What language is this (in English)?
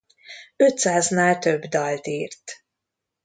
Hungarian